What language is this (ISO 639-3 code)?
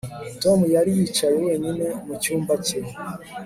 kin